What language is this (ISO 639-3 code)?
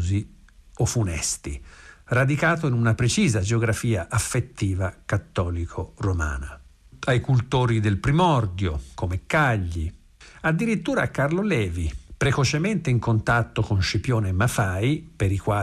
ita